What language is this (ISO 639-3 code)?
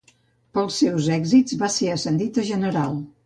cat